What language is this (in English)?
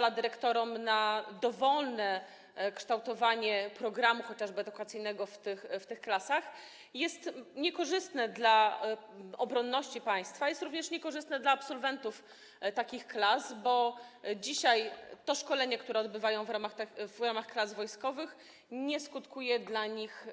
Polish